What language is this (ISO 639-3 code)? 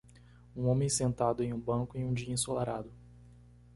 por